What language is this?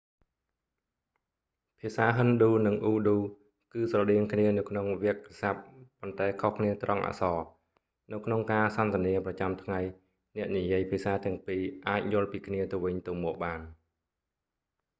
Khmer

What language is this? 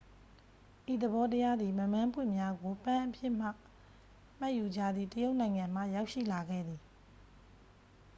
Burmese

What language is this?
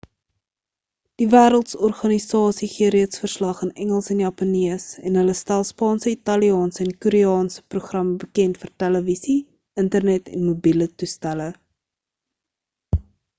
Afrikaans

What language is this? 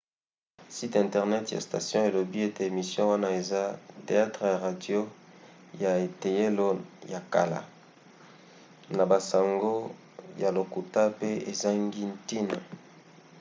Lingala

